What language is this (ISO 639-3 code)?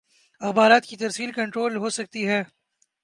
urd